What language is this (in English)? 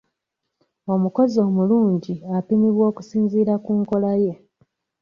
Ganda